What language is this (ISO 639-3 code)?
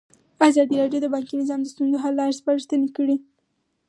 pus